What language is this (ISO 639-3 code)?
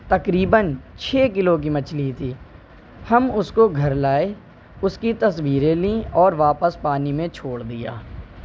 urd